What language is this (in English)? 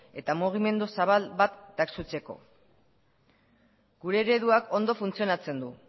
Basque